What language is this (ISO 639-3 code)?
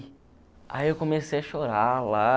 por